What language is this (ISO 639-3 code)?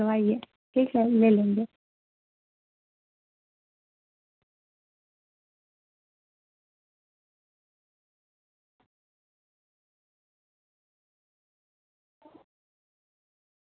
urd